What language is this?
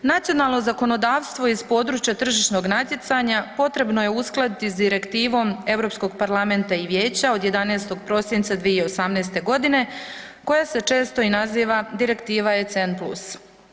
Croatian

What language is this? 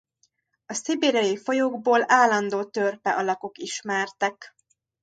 Hungarian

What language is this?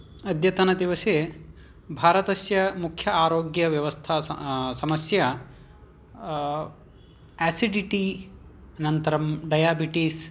Sanskrit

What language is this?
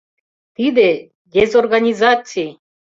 Mari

